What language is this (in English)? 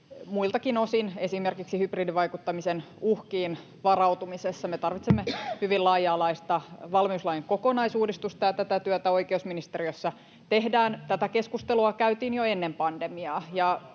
Finnish